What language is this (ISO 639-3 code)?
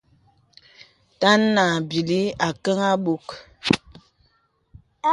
beb